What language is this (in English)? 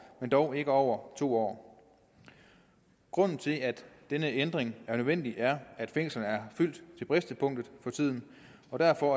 Danish